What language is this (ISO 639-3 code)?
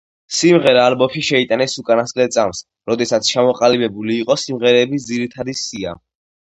kat